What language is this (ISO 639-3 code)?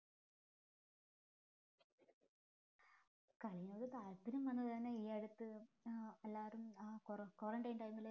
mal